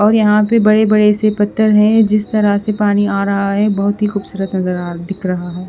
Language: Hindi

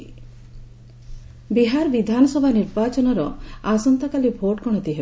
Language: Odia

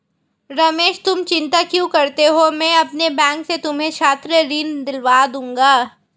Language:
Hindi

